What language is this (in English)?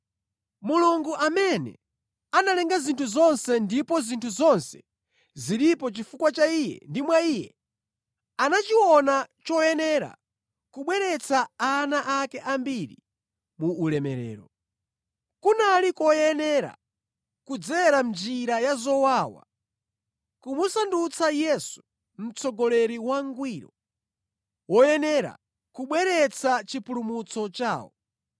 Nyanja